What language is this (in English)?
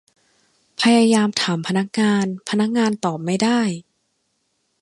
Thai